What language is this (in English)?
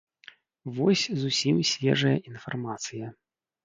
Belarusian